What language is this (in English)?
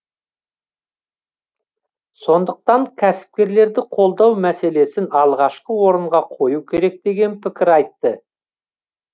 Kazakh